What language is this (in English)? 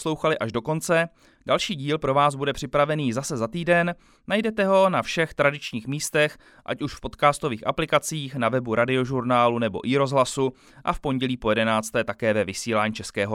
Czech